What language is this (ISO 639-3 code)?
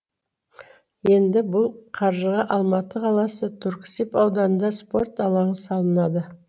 kaz